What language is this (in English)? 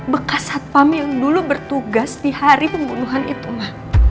Indonesian